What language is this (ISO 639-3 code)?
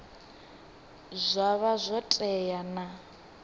ven